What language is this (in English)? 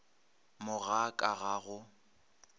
Northern Sotho